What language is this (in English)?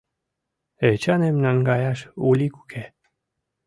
Mari